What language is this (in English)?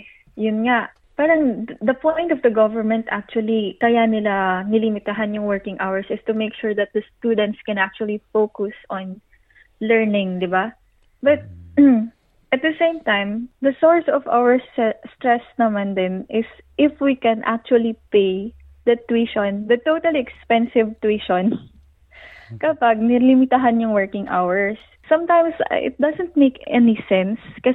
Filipino